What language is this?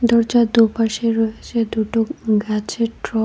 Bangla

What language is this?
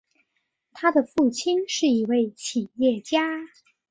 Chinese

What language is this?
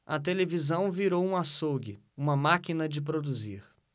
Portuguese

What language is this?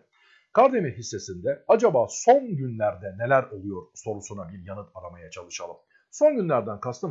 Turkish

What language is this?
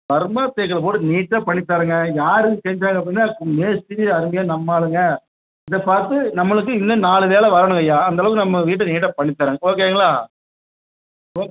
Tamil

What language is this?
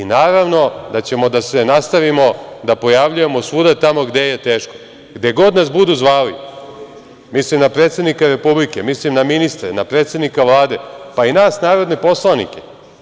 Serbian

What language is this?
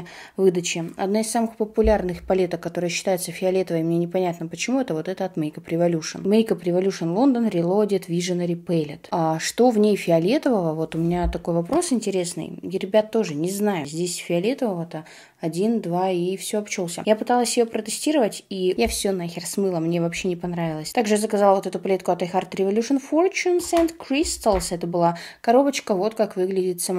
Russian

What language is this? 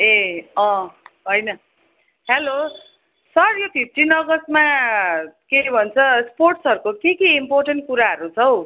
Nepali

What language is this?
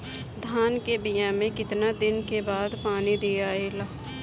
Bhojpuri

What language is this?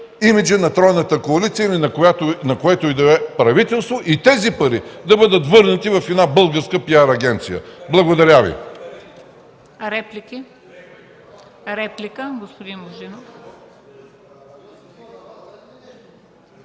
Bulgarian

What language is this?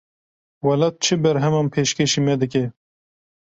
Kurdish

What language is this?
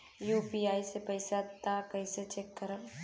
Bhojpuri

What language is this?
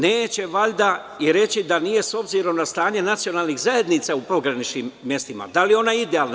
Serbian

